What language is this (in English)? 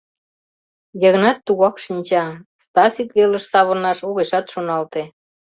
Mari